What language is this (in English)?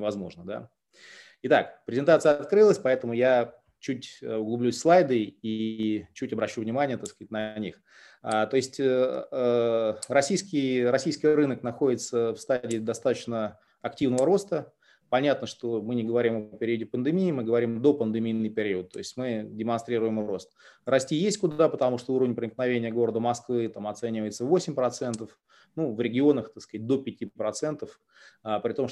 Russian